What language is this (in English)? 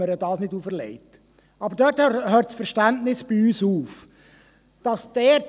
Swiss German